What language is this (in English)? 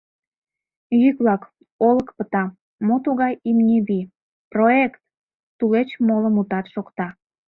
Mari